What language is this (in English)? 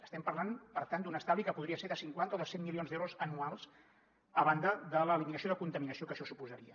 Catalan